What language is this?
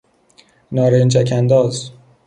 Persian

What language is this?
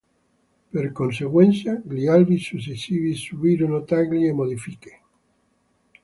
Italian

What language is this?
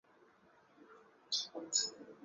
Chinese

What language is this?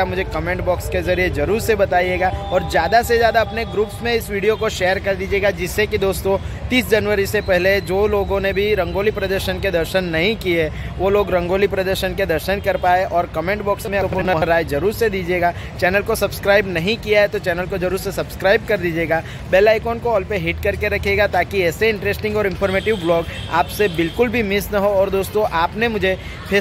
Hindi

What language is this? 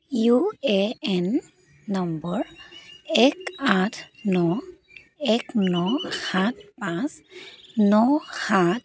Assamese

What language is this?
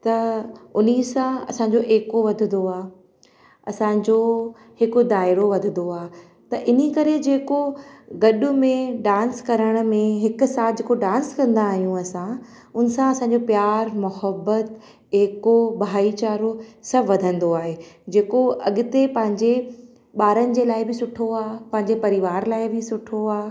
Sindhi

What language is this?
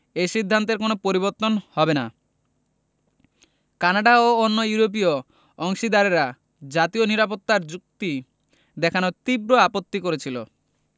Bangla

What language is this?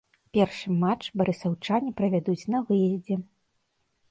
Belarusian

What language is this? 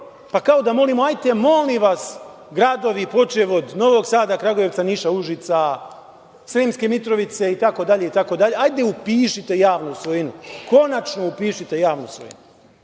Serbian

